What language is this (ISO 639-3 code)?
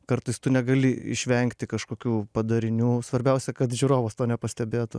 lit